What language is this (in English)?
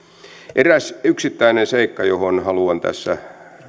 Finnish